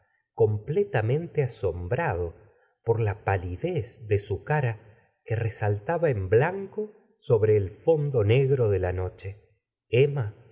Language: Spanish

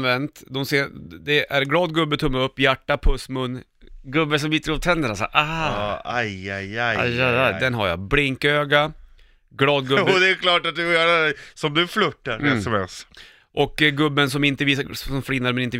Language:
Swedish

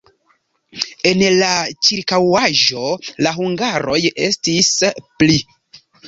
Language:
Esperanto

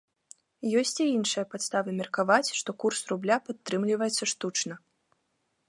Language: Belarusian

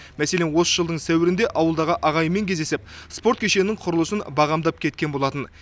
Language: Kazakh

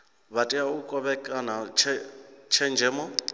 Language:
Venda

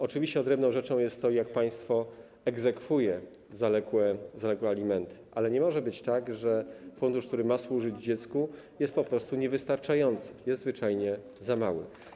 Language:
Polish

